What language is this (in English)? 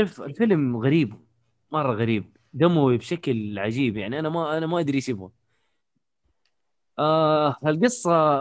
Arabic